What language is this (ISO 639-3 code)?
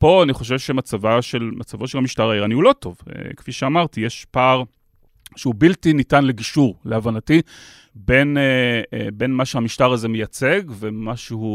heb